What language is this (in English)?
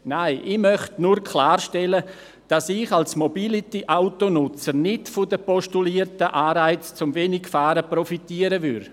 Swiss German